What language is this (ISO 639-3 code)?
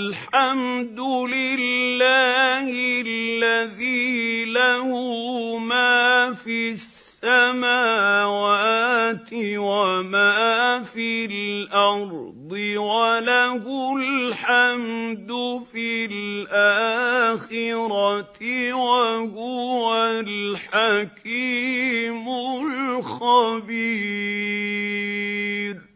ara